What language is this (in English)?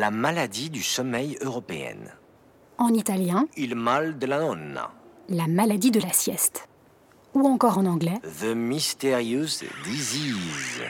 French